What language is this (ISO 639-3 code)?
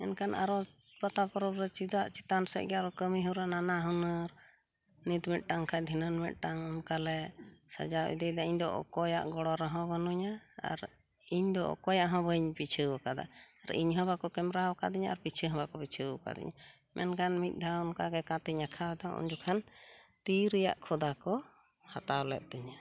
sat